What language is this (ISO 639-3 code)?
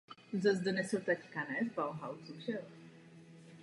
ces